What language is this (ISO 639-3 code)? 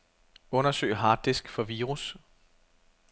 dan